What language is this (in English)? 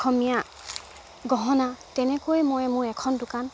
Assamese